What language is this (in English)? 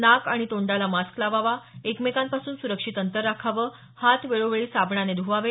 Marathi